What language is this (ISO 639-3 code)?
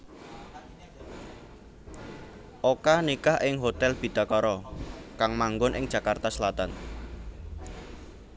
jav